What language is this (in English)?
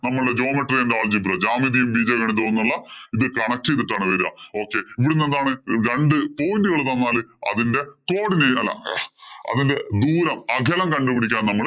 Malayalam